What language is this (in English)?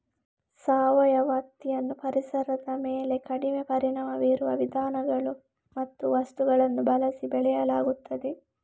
Kannada